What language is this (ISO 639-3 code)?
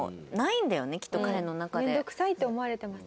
jpn